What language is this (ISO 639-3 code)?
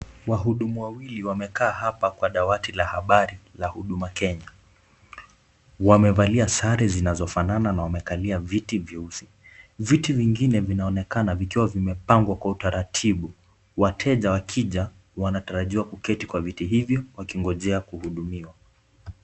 swa